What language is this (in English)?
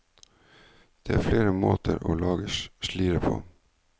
Norwegian